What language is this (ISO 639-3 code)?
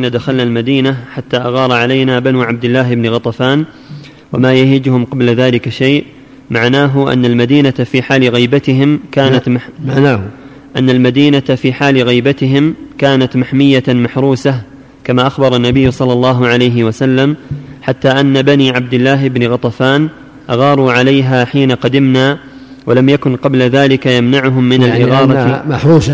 ara